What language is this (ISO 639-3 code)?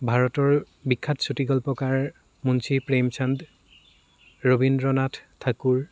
asm